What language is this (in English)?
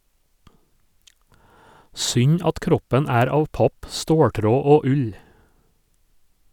Norwegian